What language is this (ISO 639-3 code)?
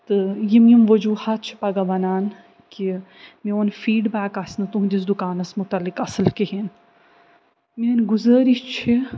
kas